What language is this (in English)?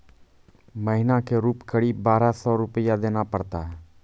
Maithili